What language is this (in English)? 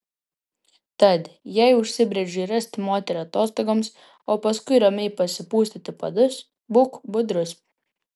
Lithuanian